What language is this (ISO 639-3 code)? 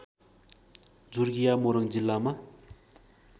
nep